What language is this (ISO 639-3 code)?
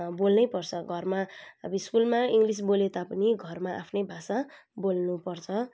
nep